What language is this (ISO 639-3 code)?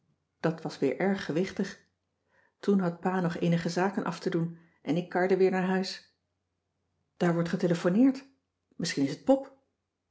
nld